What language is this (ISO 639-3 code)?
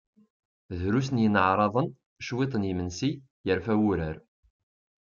kab